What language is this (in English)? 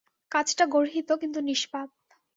Bangla